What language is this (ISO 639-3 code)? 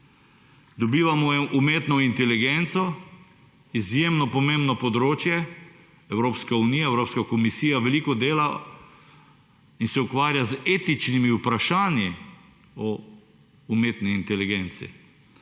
slv